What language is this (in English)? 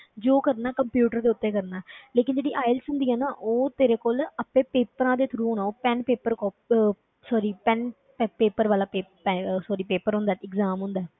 Punjabi